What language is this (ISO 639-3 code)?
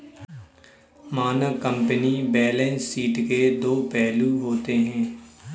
hin